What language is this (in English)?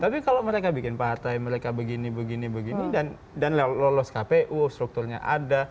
Indonesian